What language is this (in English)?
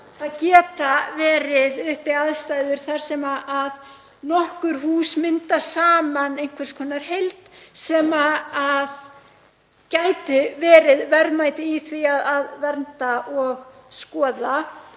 Icelandic